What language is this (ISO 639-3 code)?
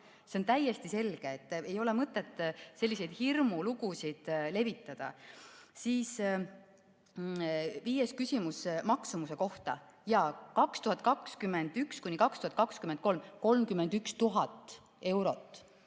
est